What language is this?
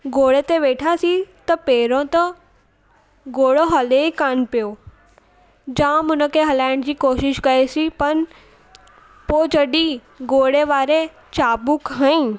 Sindhi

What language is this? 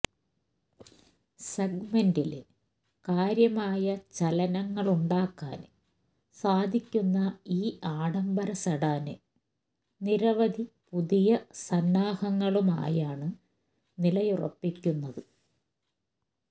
Malayalam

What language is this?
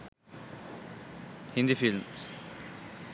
Sinhala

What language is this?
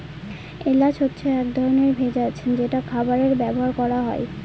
Bangla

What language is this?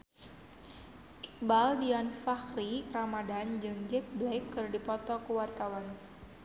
Sundanese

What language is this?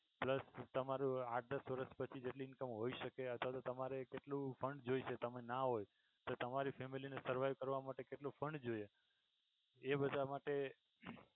Gujarati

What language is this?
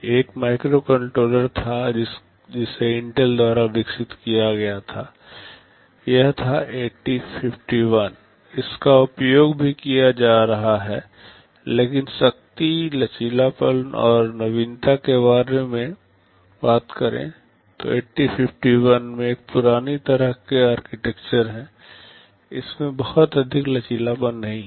Hindi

